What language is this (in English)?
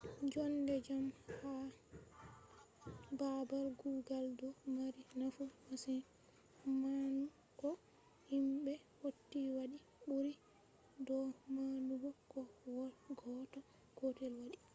Fula